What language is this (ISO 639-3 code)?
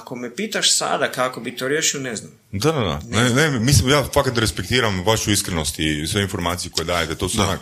hrv